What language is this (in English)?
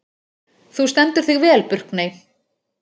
Icelandic